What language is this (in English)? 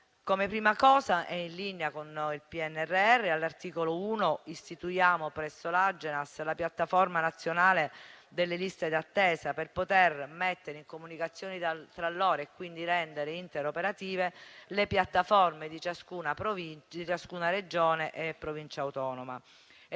Italian